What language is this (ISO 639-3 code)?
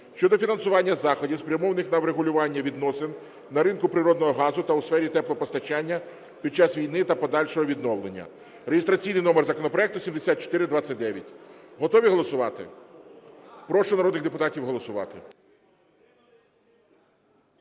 ukr